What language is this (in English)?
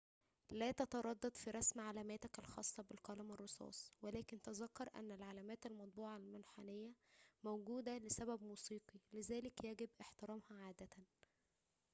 Arabic